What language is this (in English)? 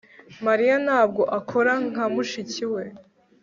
Kinyarwanda